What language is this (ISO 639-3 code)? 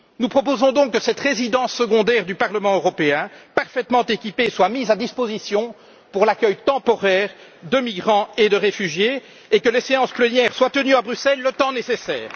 fra